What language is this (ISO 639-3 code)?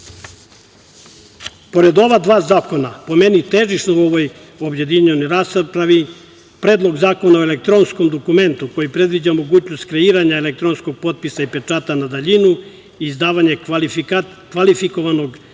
srp